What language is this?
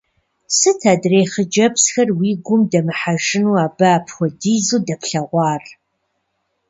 Kabardian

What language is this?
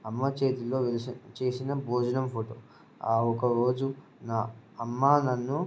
Telugu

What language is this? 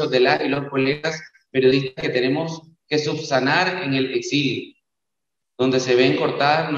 Spanish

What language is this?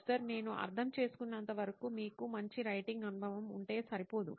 Telugu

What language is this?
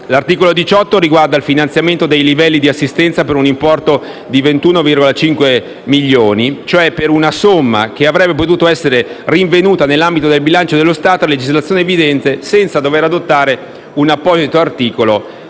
Italian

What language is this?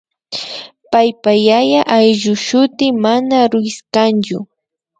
Imbabura Highland Quichua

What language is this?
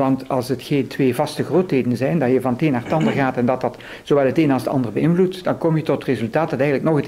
Dutch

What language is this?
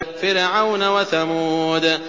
Arabic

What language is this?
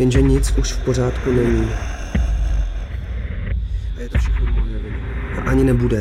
Czech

